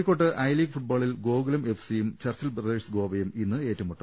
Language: Malayalam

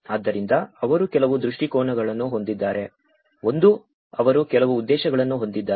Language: Kannada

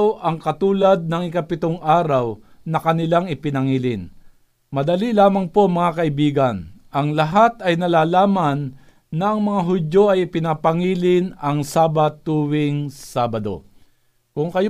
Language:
Filipino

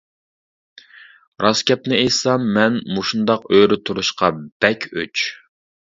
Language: Uyghur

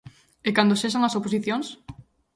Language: Galician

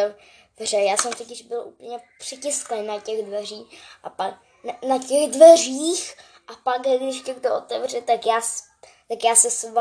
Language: Czech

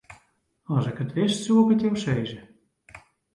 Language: Western Frisian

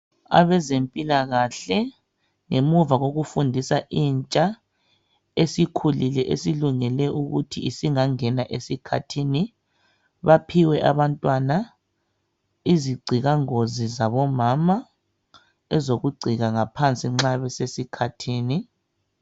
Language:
North Ndebele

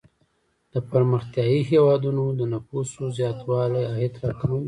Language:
Pashto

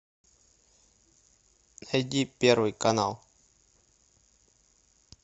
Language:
Russian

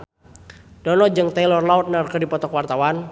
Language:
Sundanese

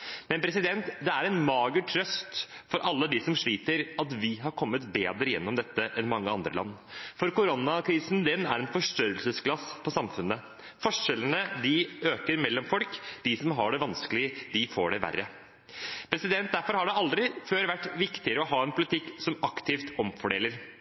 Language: Norwegian Bokmål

